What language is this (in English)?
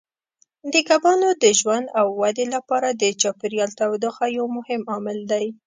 Pashto